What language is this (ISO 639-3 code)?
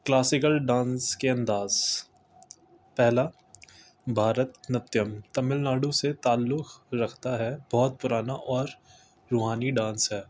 urd